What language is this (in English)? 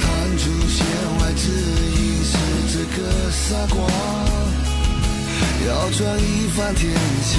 Chinese